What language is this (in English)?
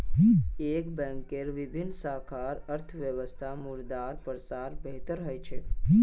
Magahi